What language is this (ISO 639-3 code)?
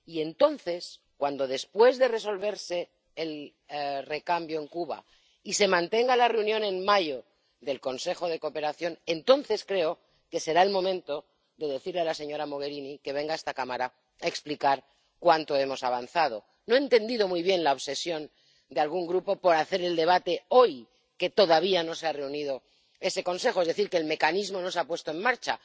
spa